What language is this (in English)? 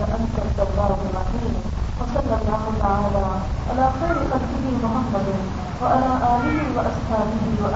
Urdu